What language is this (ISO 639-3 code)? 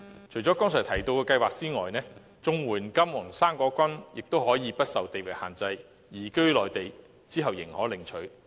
yue